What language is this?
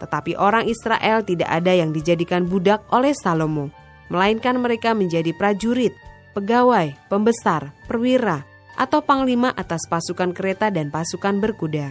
Indonesian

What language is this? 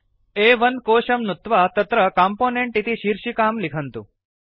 Sanskrit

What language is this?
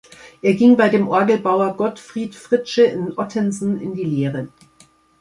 German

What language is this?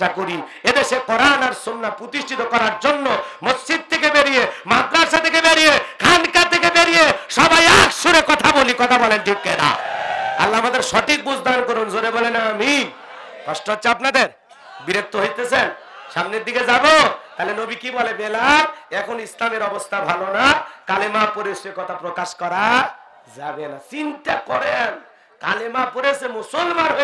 Arabic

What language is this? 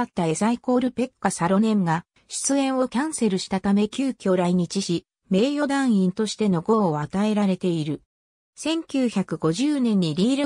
Japanese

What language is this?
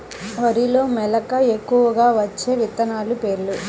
Telugu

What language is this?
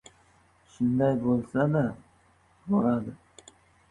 Uzbek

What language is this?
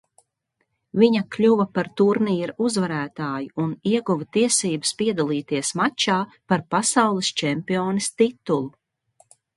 Latvian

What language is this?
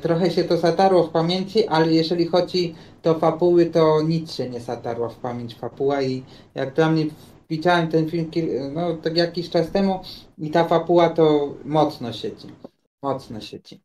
Polish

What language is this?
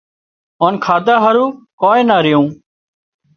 Wadiyara Koli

